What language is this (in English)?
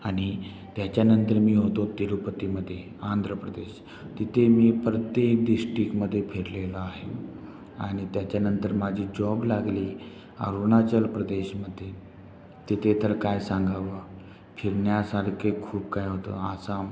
Marathi